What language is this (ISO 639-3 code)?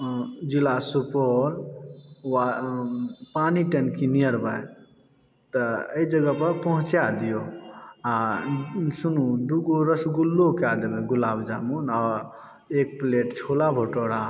mai